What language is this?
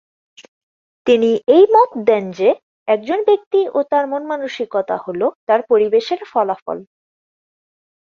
Bangla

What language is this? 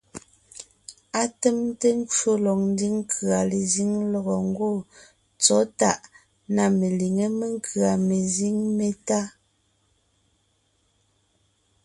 Ngiemboon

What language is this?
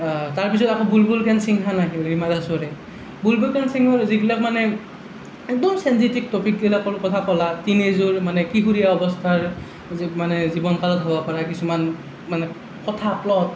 Assamese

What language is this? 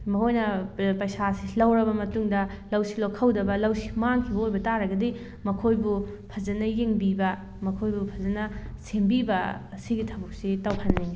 Manipuri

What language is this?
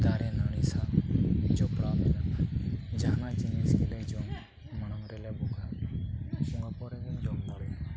Santali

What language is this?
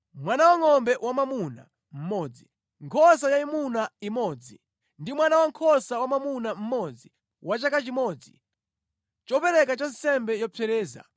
Nyanja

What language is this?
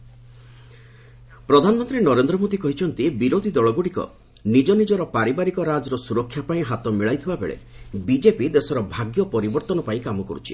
Odia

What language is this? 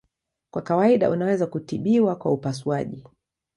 Swahili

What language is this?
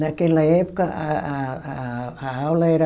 Portuguese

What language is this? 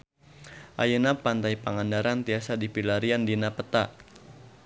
Sundanese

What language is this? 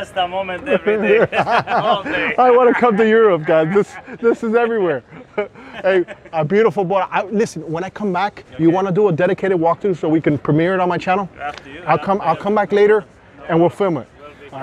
English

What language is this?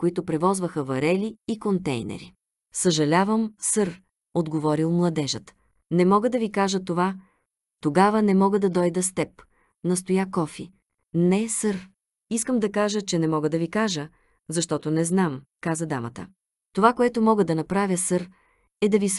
Bulgarian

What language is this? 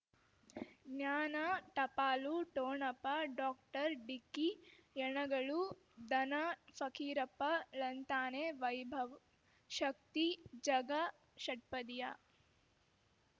Kannada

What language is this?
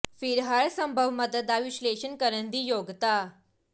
Punjabi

